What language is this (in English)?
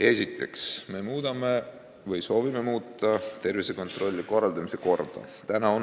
Estonian